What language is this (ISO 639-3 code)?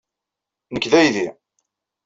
kab